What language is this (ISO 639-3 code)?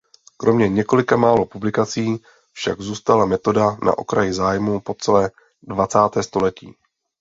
ces